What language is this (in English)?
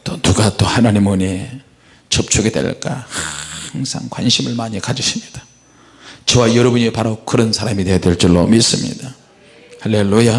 Korean